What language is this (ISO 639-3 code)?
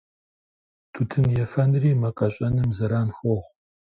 kbd